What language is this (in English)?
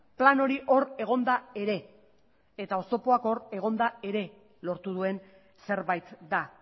Basque